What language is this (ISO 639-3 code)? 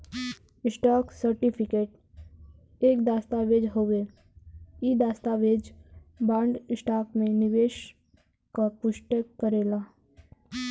bho